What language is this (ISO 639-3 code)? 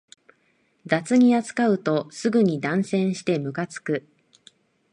jpn